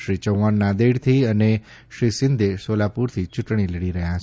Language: Gujarati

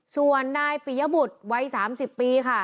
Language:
Thai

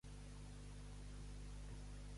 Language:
Catalan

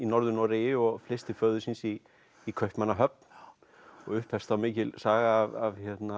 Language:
Icelandic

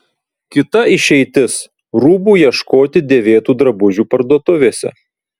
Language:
Lithuanian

